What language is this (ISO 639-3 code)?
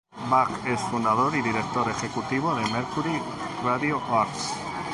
spa